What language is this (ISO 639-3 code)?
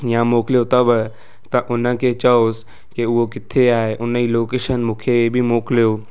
snd